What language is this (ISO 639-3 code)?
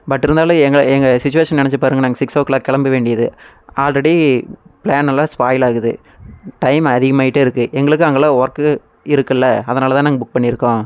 tam